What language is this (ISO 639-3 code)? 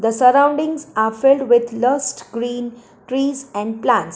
eng